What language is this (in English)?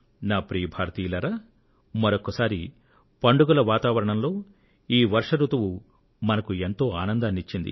Telugu